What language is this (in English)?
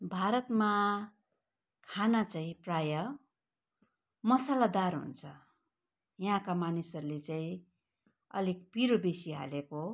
Nepali